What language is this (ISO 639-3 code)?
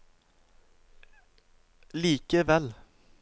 nor